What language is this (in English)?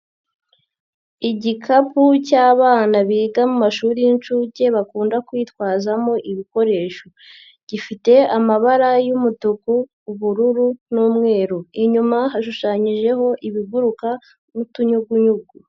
Kinyarwanda